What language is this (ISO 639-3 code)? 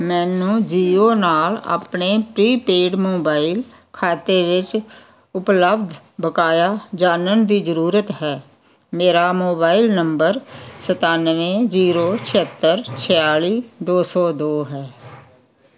pan